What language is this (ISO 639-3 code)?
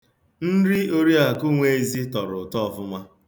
ibo